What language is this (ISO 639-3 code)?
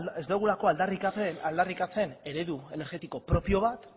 eus